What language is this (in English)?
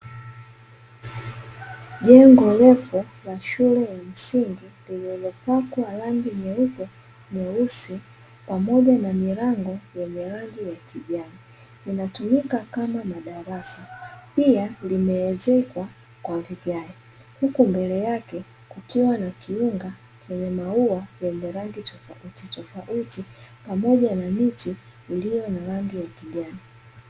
Swahili